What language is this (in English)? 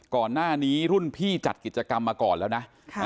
Thai